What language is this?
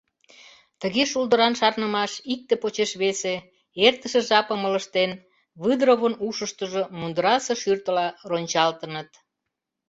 Mari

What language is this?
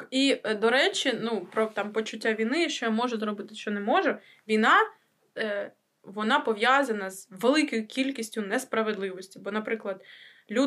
Ukrainian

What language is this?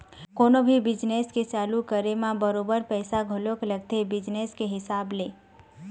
Chhattisgarhi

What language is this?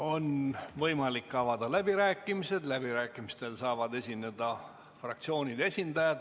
Estonian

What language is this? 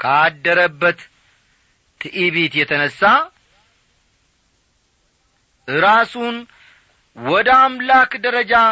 Amharic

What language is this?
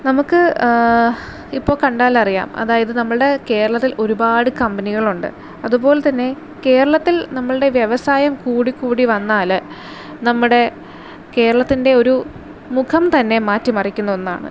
Malayalam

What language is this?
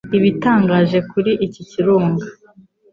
Kinyarwanda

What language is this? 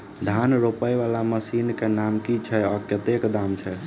Maithili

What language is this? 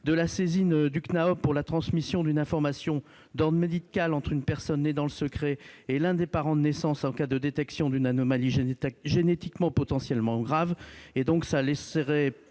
French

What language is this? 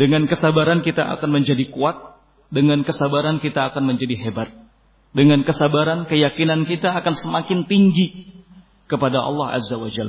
Indonesian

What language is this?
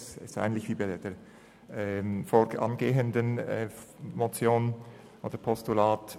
Swiss German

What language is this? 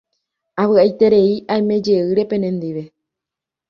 Guarani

